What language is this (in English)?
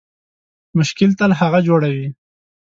Pashto